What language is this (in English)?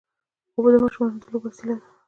Pashto